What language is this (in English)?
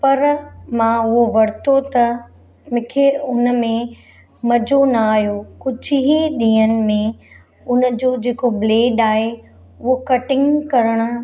Sindhi